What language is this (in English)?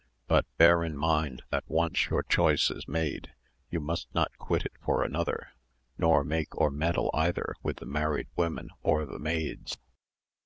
English